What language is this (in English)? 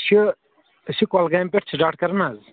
Kashmiri